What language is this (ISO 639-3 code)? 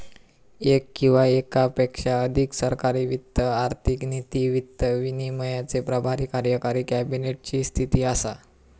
mar